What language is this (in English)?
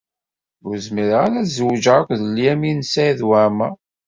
Kabyle